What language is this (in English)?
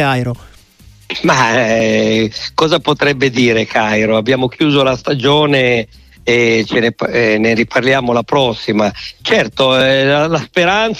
Italian